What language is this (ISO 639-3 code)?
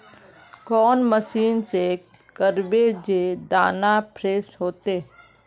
mag